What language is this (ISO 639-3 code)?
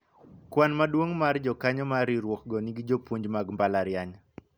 luo